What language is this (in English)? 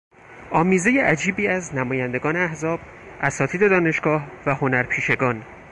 Persian